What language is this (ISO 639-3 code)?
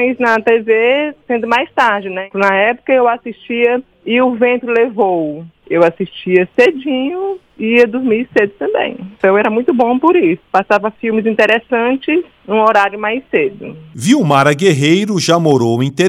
por